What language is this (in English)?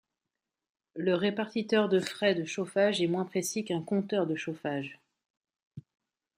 French